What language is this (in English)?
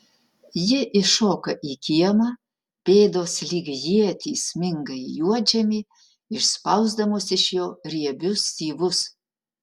Lithuanian